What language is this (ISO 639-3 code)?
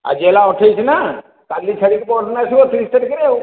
ori